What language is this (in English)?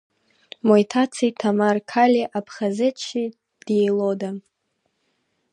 Abkhazian